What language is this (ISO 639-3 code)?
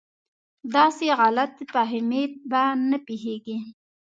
pus